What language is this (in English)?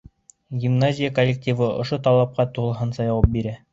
Bashkir